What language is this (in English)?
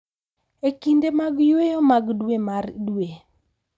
Luo (Kenya and Tanzania)